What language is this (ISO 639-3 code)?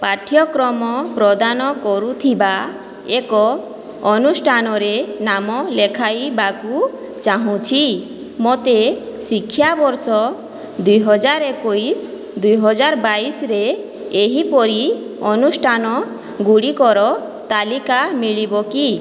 ori